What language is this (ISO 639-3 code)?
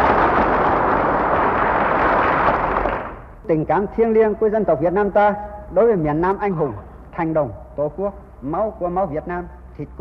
vie